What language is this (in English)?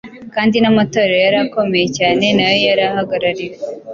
Kinyarwanda